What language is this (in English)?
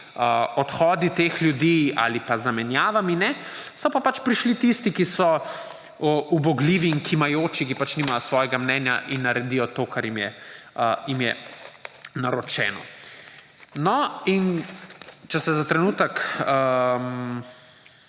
Slovenian